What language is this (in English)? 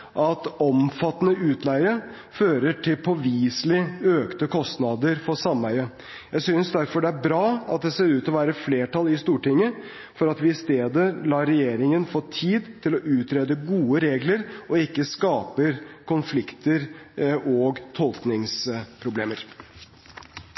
Norwegian Bokmål